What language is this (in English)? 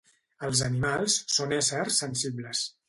Catalan